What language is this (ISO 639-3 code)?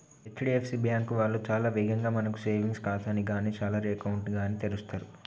tel